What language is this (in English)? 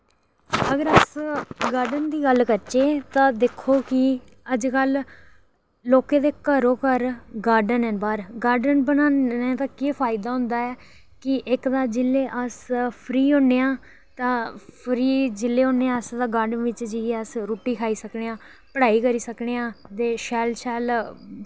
Dogri